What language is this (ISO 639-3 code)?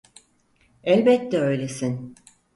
tur